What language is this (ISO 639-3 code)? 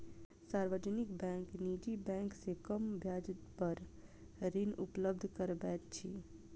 mai